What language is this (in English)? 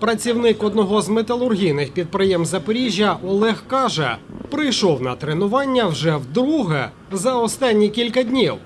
Ukrainian